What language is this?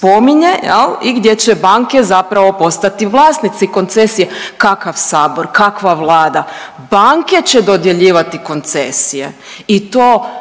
Croatian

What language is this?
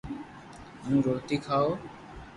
Loarki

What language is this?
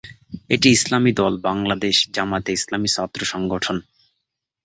Bangla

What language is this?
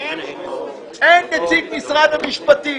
Hebrew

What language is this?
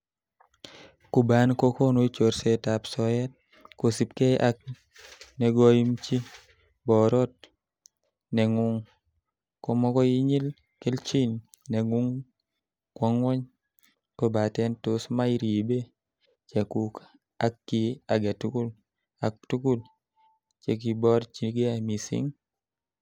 Kalenjin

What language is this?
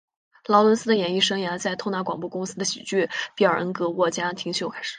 Chinese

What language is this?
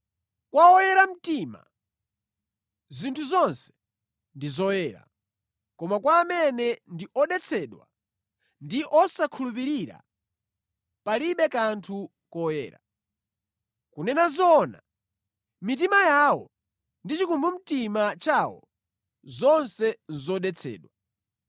Nyanja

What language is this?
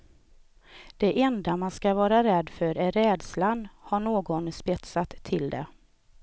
Swedish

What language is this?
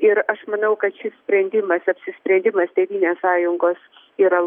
Lithuanian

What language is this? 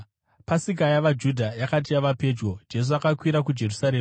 Shona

